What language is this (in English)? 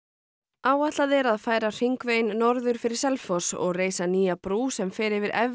Icelandic